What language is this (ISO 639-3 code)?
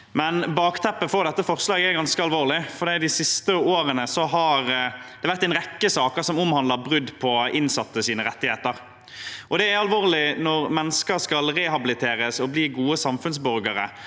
nor